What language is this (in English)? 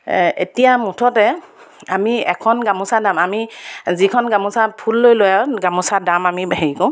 Assamese